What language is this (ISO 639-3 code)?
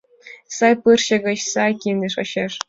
chm